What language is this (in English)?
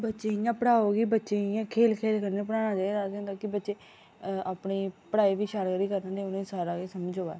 Dogri